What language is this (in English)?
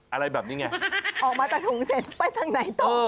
Thai